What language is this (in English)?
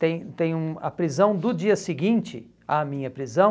Portuguese